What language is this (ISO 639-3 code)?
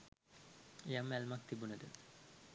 sin